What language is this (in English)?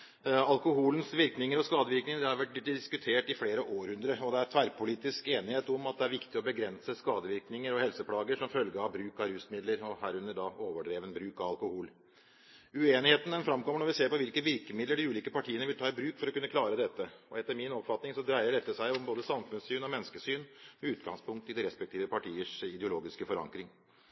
Norwegian Bokmål